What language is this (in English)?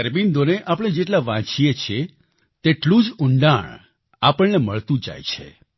Gujarati